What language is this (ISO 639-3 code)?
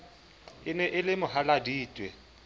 sot